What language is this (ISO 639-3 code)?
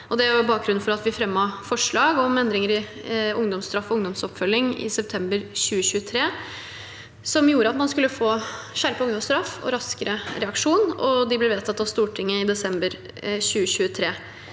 nor